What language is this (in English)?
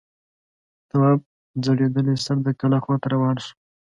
Pashto